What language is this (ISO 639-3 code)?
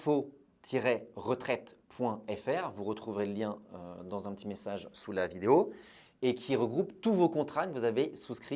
fra